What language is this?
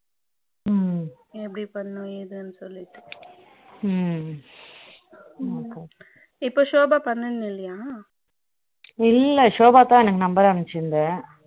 Tamil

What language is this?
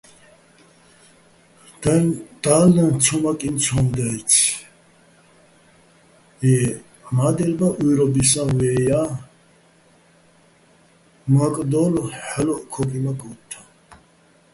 Bats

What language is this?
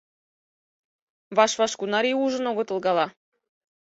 Mari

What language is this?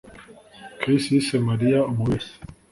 Kinyarwanda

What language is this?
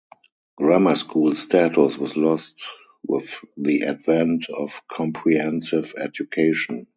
English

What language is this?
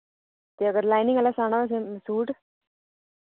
Dogri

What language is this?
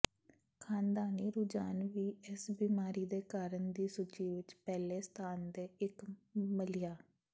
Punjabi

